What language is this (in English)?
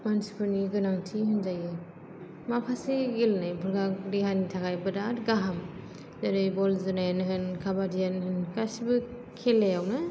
Bodo